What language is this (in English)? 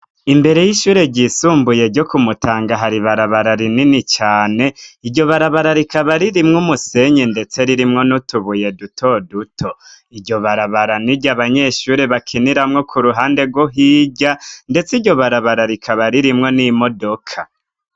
Rundi